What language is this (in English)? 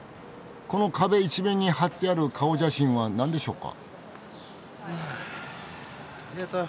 Japanese